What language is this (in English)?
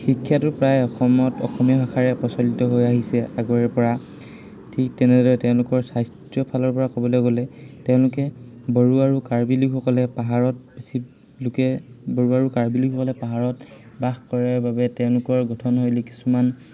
Assamese